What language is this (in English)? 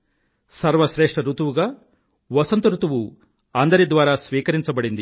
Telugu